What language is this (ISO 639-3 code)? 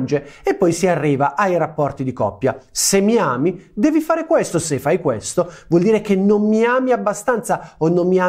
ita